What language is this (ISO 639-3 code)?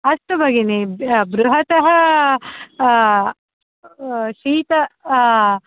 san